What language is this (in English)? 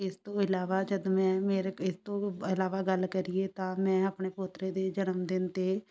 Punjabi